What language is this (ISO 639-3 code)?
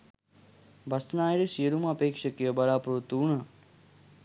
sin